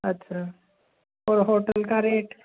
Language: Hindi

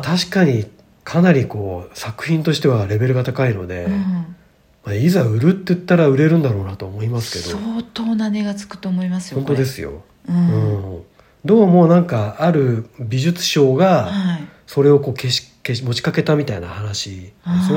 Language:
Japanese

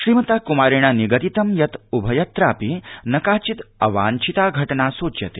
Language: Sanskrit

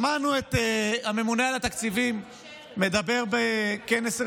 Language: Hebrew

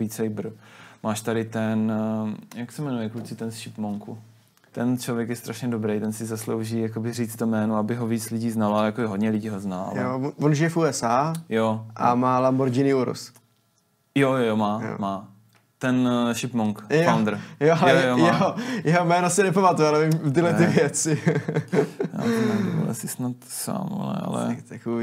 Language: Czech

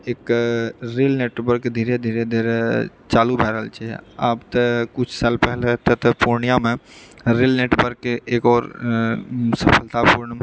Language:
Maithili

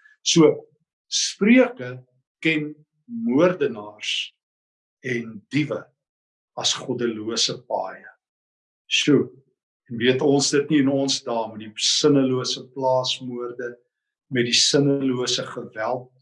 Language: Dutch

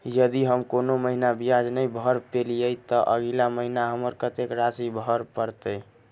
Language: Maithili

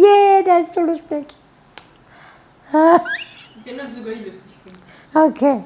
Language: German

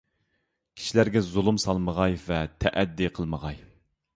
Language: Uyghur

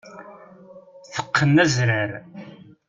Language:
Kabyle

